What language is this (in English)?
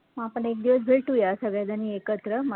Marathi